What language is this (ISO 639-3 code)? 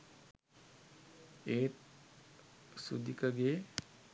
sin